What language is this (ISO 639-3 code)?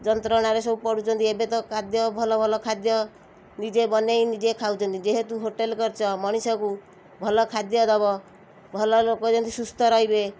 ori